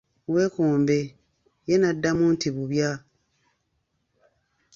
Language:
Ganda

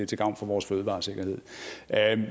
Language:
Danish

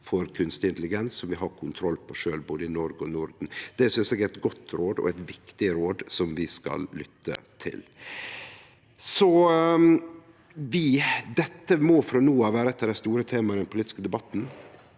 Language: Norwegian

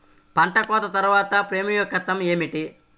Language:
Telugu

